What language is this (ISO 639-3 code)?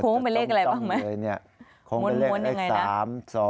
tha